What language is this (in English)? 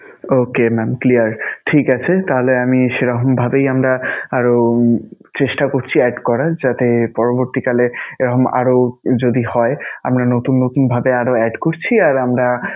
Bangla